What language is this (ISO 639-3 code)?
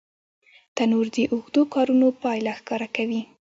pus